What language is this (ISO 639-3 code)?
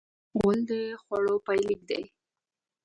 pus